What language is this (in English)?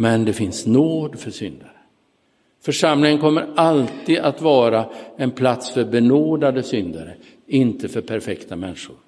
Swedish